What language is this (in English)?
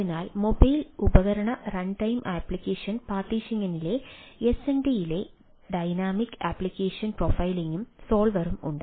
Malayalam